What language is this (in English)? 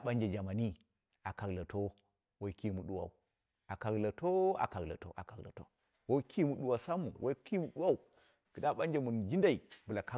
Dera (Nigeria)